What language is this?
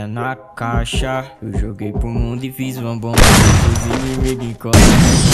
Portuguese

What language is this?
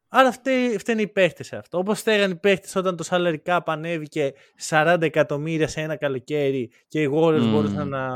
Greek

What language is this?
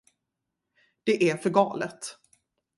Swedish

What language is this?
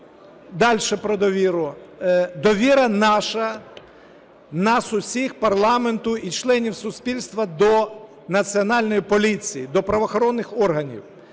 Ukrainian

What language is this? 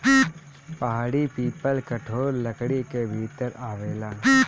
Bhojpuri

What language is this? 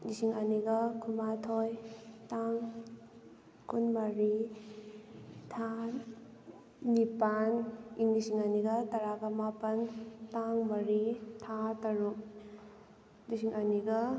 Manipuri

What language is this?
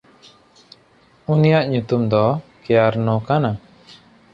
Santali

